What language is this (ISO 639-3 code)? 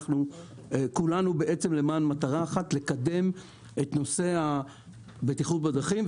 heb